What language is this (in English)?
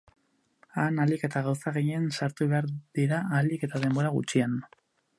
Basque